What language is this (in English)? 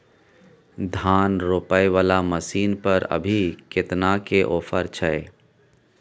Maithili